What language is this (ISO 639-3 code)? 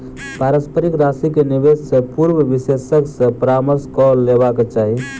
mai